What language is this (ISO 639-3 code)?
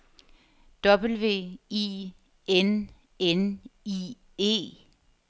dan